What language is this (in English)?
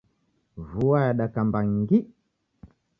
Taita